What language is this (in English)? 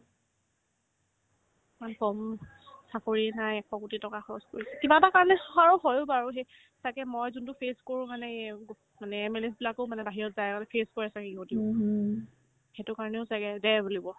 Assamese